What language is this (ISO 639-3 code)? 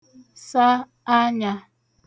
ibo